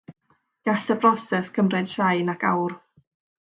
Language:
Welsh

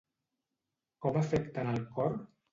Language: Catalan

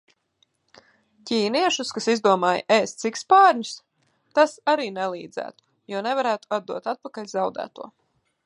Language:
Latvian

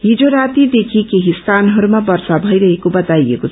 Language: Nepali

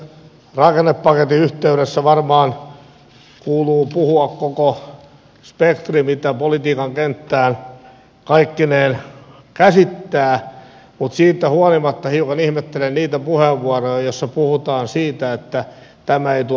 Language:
Finnish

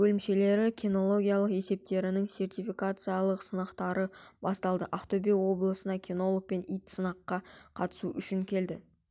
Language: Kazakh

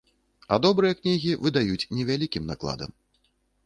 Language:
Belarusian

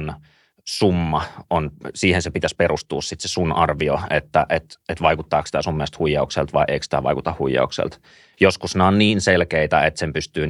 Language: Finnish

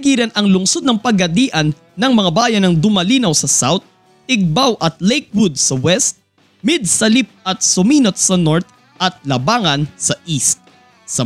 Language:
Filipino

